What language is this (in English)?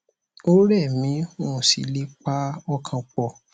Yoruba